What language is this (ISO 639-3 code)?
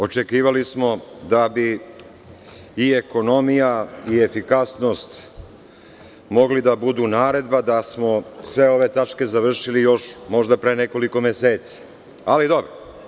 srp